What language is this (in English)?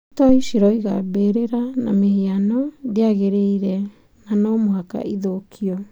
Kikuyu